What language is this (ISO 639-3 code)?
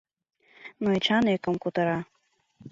chm